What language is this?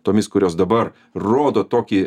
Lithuanian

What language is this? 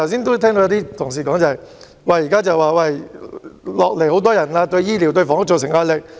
Cantonese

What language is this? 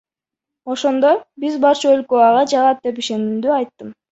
Kyrgyz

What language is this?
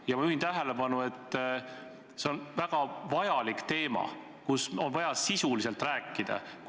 Estonian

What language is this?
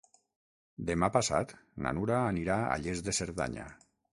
Catalan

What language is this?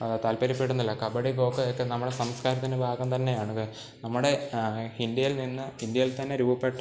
Malayalam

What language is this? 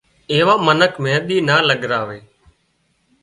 Wadiyara Koli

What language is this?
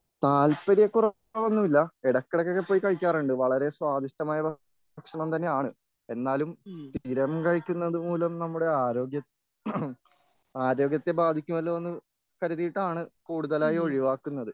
Malayalam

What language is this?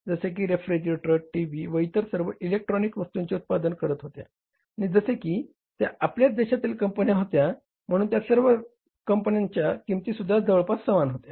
Marathi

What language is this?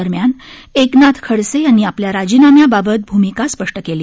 Marathi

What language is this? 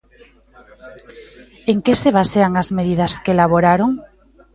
Galician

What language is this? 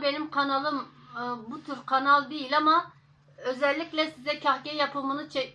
Turkish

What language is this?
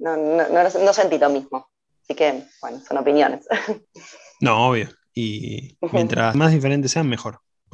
Spanish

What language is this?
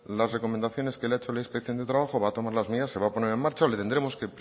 Spanish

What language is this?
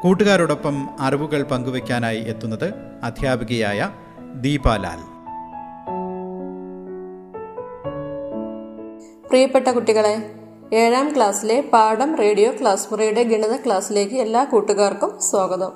Malayalam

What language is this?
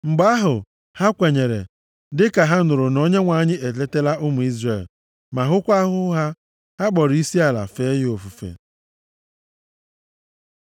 Igbo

